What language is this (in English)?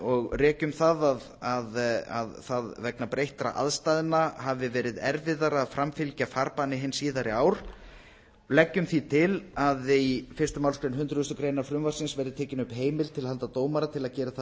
Icelandic